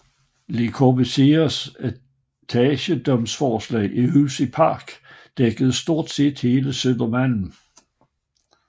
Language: Danish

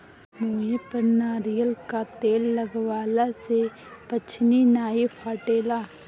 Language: Bhojpuri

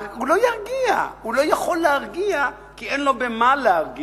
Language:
Hebrew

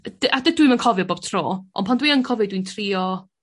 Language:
Welsh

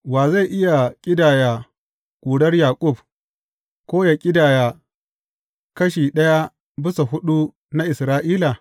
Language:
Hausa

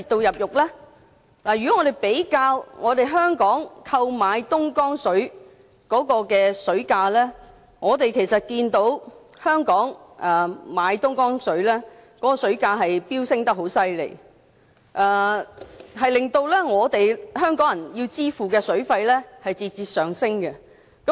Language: Cantonese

